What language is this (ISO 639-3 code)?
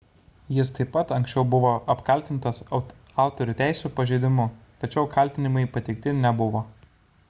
lit